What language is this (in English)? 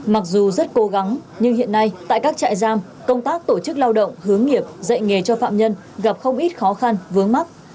Vietnamese